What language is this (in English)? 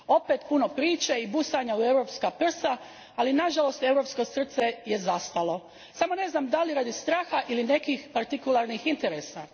Croatian